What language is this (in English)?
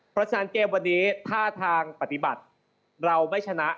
Thai